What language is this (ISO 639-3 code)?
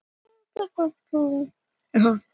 isl